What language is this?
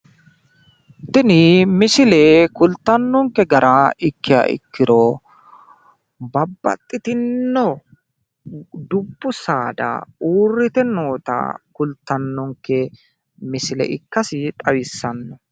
Sidamo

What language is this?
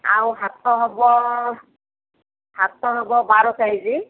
Odia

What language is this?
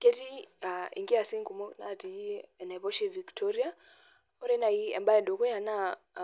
Masai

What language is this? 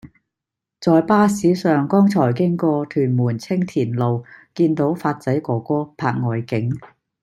Cantonese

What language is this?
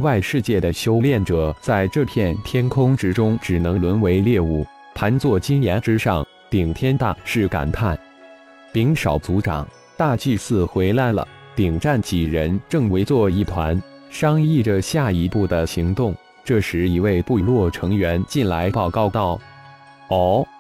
Chinese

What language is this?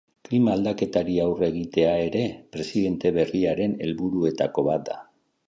Basque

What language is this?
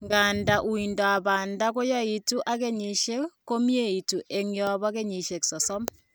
Kalenjin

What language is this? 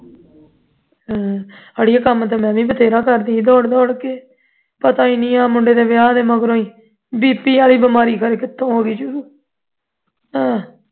Punjabi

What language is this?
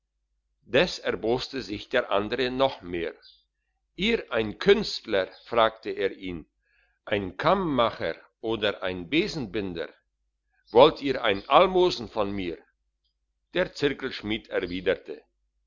German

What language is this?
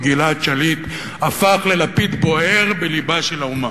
Hebrew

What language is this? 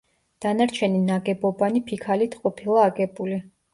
Georgian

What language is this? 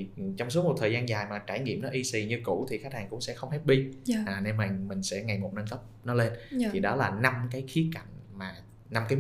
Vietnamese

